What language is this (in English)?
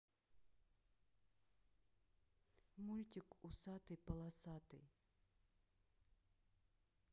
Russian